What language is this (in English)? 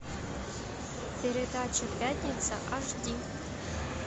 Russian